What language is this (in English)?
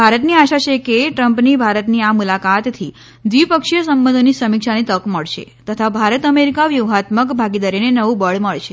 Gujarati